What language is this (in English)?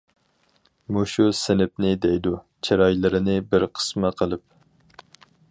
Uyghur